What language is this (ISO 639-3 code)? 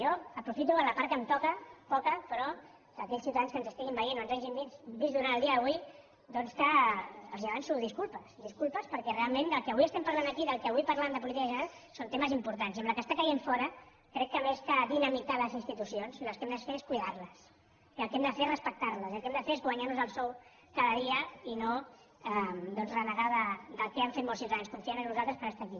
cat